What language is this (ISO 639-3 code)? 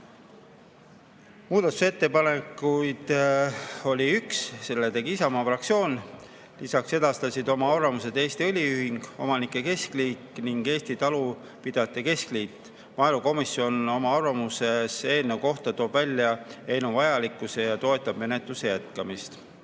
est